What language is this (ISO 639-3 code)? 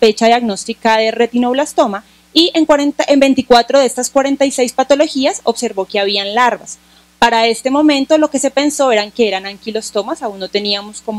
spa